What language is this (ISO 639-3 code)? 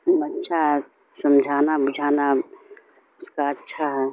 urd